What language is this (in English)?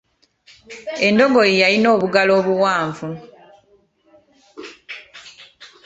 Ganda